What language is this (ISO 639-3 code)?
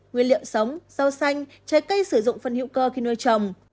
vie